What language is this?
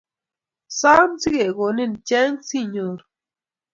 Kalenjin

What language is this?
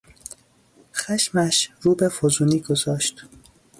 Persian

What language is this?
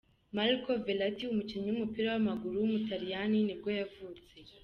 Kinyarwanda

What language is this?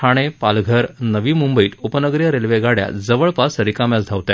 Marathi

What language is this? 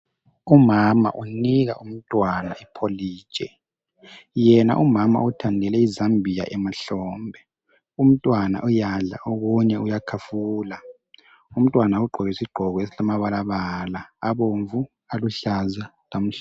North Ndebele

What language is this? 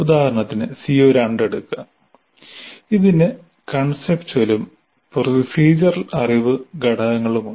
Malayalam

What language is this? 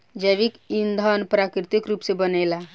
Bhojpuri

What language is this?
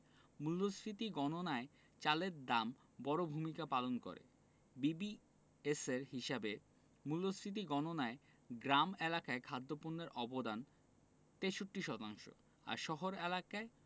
Bangla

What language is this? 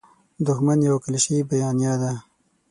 Pashto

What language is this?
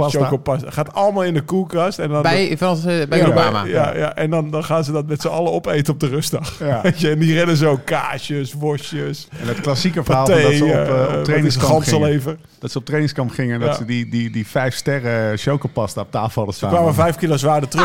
Dutch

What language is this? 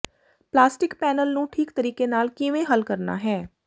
Punjabi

